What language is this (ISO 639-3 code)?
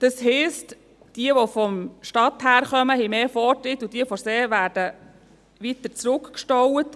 gsw